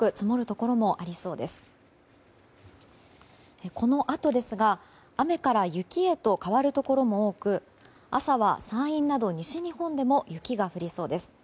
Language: Japanese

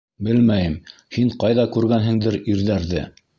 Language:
Bashkir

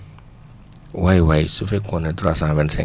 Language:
Wolof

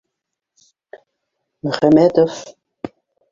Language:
Bashkir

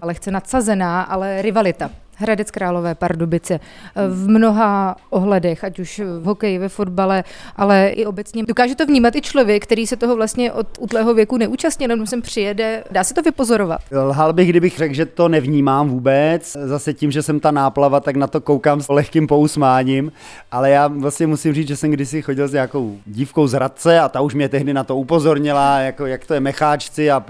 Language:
Czech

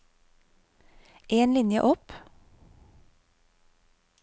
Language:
Norwegian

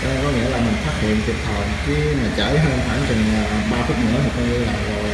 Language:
Vietnamese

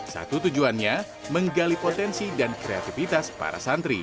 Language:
Indonesian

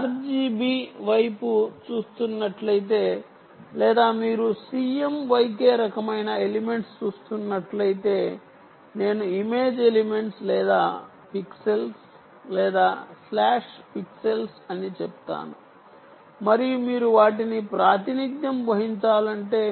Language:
Telugu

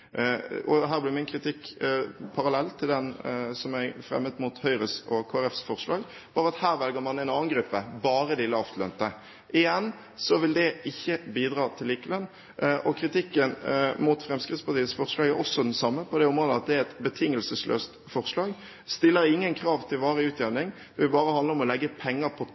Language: Norwegian Bokmål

